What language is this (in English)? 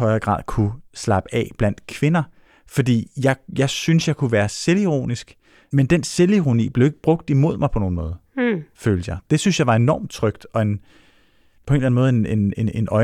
Danish